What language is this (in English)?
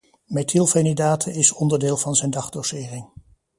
Dutch